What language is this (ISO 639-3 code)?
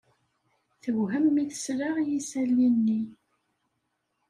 kab